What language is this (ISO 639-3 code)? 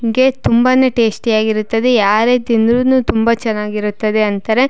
kan